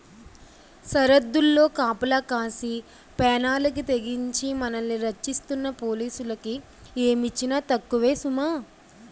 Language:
Telugu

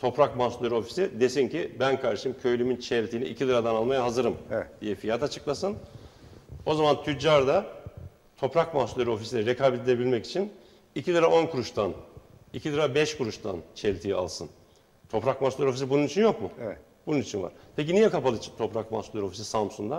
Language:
Turkish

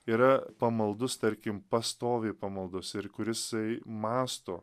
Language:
Lithuanian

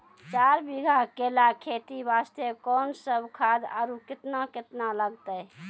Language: Maithili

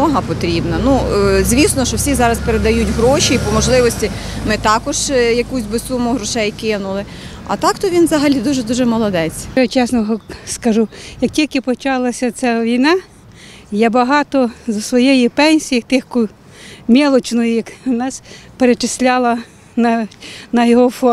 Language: Ukrainian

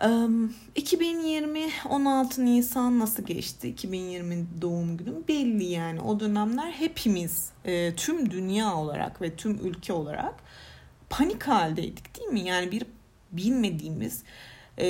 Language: Turkish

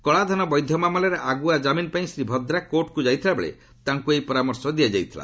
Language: Odia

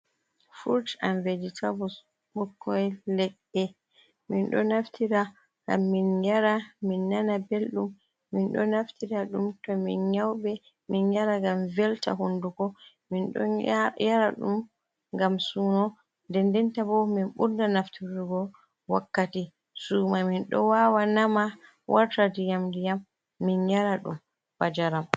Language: Fula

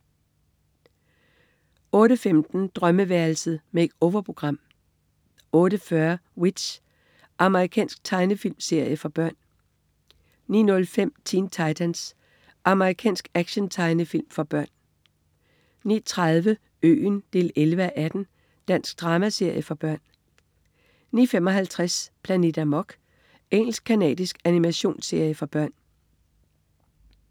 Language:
Danish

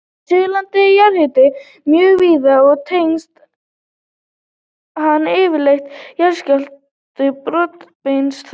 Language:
Icelandic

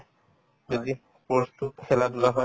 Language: Assamese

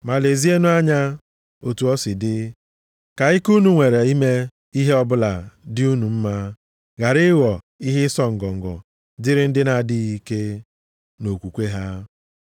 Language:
Igbo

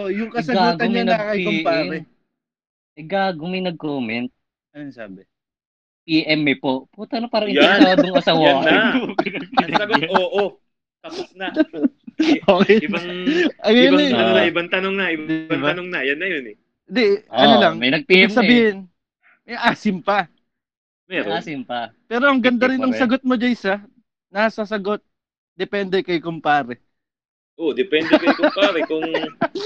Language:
Filipino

